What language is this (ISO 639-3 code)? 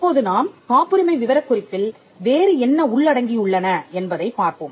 tam